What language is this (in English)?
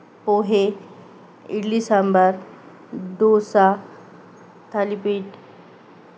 Marathi